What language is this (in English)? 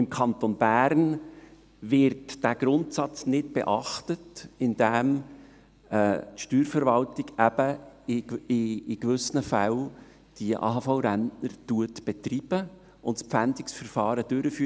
Swiss German